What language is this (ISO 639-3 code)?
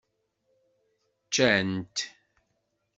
kab